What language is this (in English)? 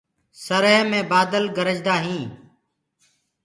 Gurgula